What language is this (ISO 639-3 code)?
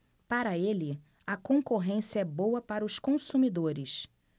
por